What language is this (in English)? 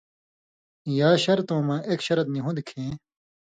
Indus Kohistani